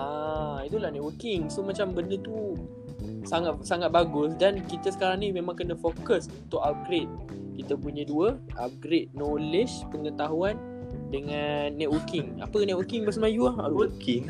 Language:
Malay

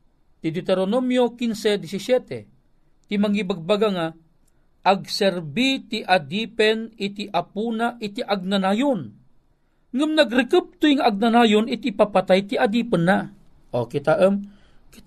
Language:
Filipino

